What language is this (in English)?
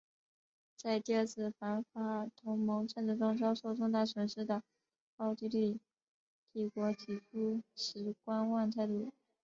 Chinese